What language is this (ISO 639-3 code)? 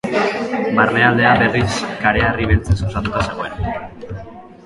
eus